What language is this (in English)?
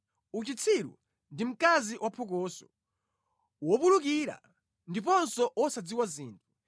Nyanja